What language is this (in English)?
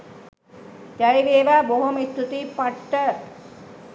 Sinhala